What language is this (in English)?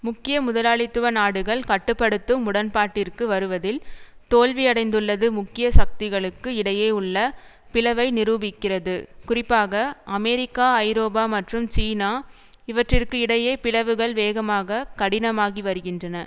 Tamil